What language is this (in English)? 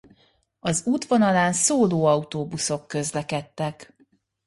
Hungarian